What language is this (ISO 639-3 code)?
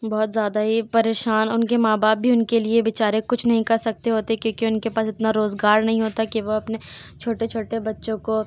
urd